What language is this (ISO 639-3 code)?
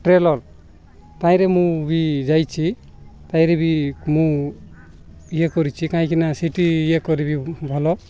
ori